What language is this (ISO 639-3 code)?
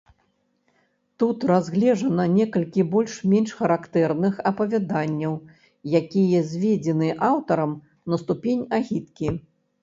bel